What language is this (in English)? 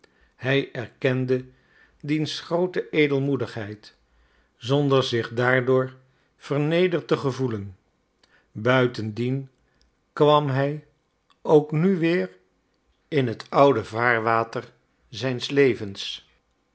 Dutch